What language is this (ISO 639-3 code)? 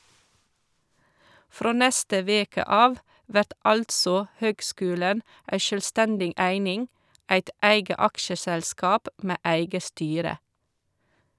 nor